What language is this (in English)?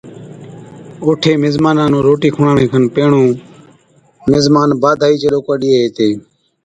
Od